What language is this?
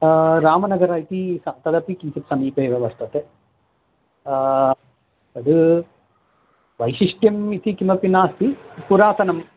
Sanskrit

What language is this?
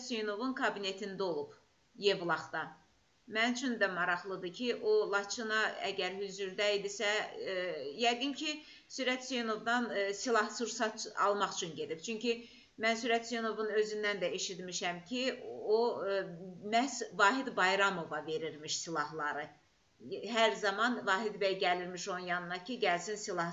Turkish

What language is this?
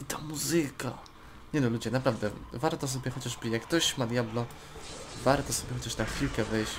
Polish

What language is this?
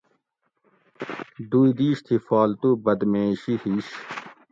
Gawri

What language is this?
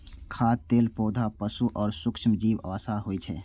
Maithili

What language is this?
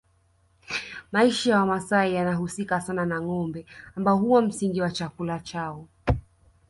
Swahili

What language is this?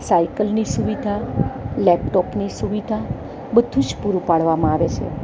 Gujarati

